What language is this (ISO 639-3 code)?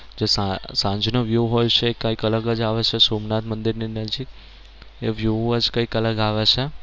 guj